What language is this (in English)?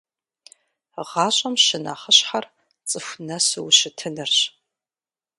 Kabardian